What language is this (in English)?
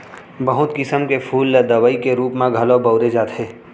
Chhattisgarhi